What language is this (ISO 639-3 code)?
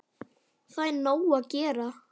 isl